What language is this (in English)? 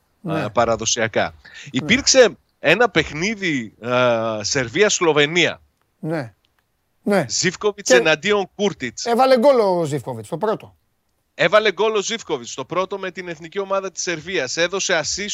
Greek